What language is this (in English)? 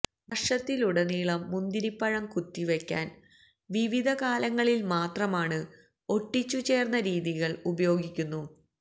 Malayalam